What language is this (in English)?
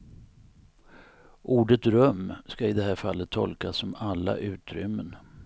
Swedish